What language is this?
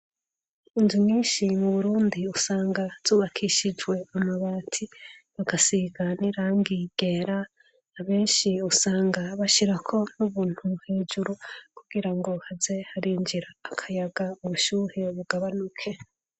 Rundi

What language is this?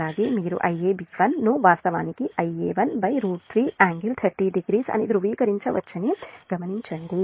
Telugu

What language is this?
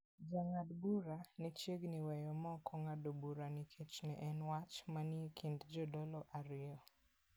Luo (Kenya and Tanzania)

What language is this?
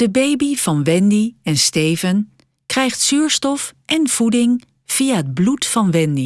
Dutch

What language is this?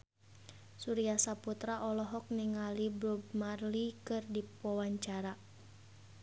Sundanese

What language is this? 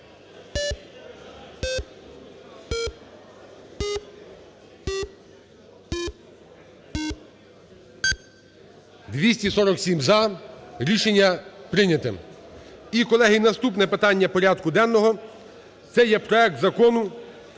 Ukrainian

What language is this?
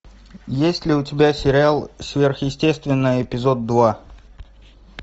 Russian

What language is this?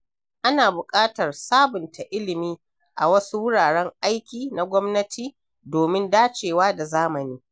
Hausa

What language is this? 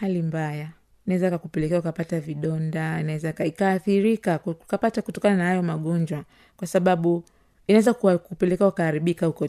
Swahili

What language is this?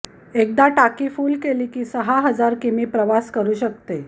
Marathi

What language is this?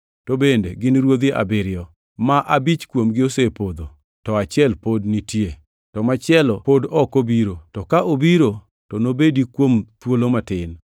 Luo (Kenya and Tanzania)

